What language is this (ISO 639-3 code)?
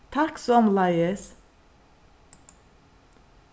fao